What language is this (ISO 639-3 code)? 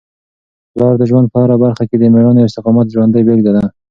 pus